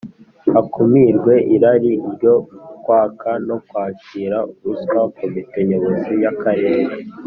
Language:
Kinyarwanda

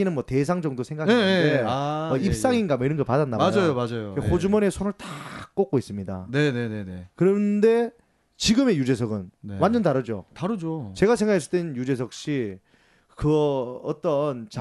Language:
Korean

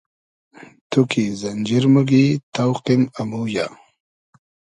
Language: Hazaragi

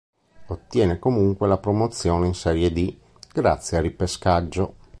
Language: Italian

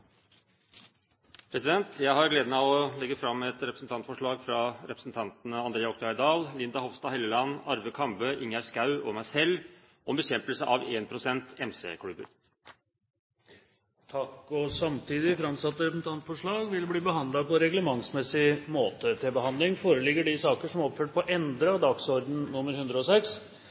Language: Norwegian Bokmål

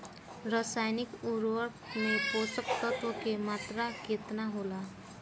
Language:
Bhojpuri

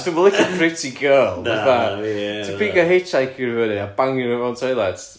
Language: Welsh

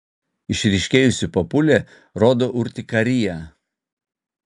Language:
Lithuanian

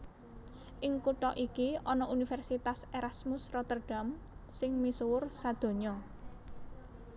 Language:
Javanese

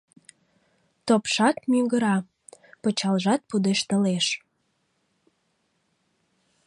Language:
Mari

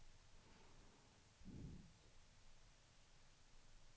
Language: Swedish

